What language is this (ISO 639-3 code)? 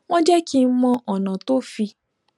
yor